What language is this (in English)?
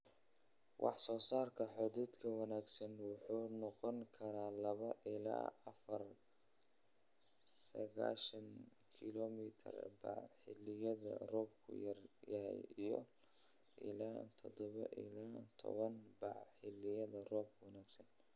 Somali